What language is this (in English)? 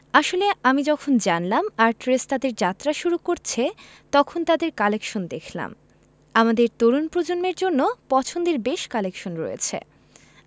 Bangla